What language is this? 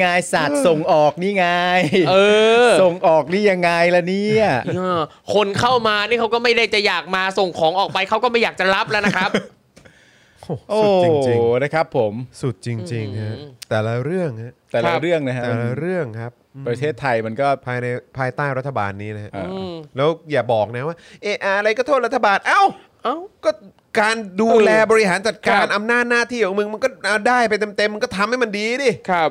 Thai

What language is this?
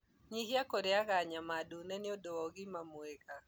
Kikuyu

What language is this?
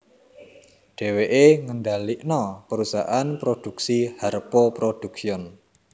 Javanese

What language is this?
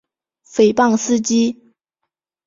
Chinese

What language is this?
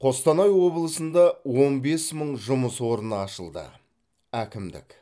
Kazakh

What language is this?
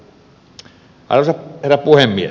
Finnish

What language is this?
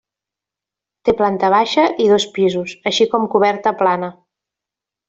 Catalan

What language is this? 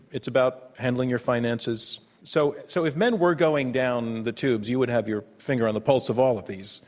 English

